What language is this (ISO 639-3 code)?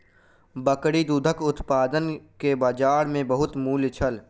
mai